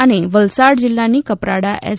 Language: Gujarati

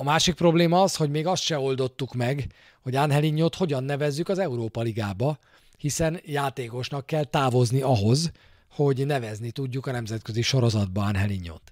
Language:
Hungarian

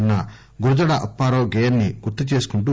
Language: Telugu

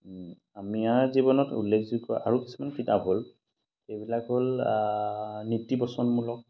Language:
Assamese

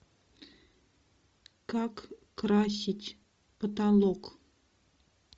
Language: Russian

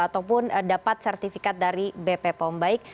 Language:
Indonesian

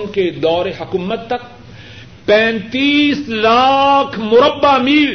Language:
Urdu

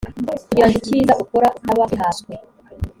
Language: Kinyarwanda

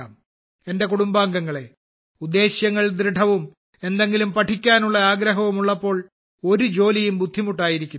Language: Malayalam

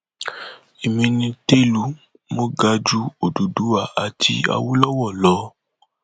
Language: Yoruba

